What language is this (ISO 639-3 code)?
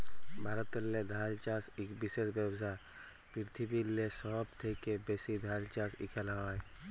ben